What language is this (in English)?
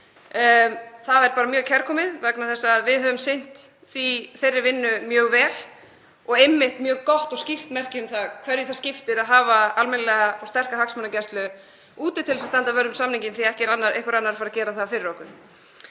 Icelandic